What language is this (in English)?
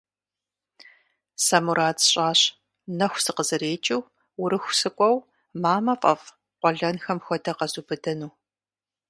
Kabardian